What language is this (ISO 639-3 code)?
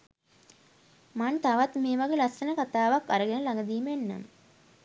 sin